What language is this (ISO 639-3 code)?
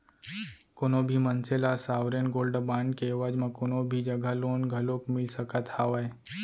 hne